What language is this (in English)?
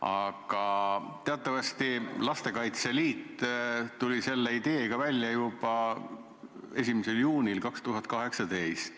Estonian